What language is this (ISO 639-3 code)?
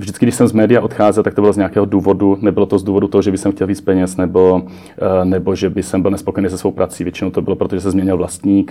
ces